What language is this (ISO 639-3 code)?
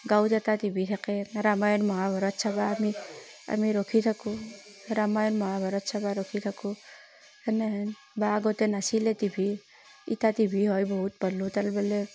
asm